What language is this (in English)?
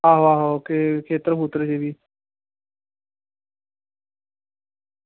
Dogri